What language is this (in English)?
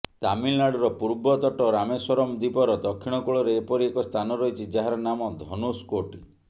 Odia